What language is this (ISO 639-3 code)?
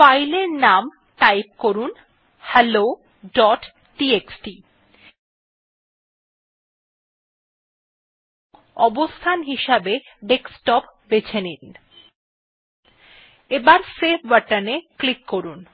ben